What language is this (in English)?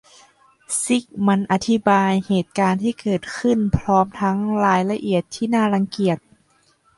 Thai